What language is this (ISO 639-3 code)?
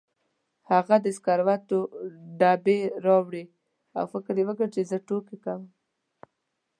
pus